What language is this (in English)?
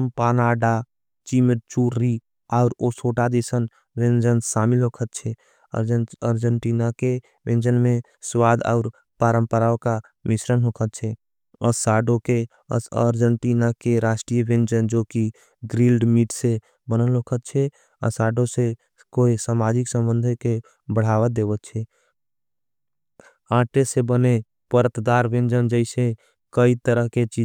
Angika